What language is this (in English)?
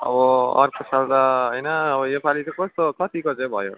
Nepali